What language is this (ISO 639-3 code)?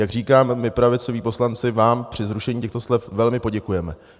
ces